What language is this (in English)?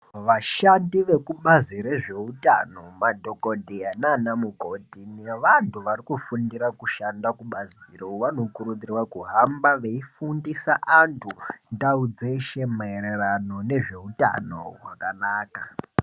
Ndau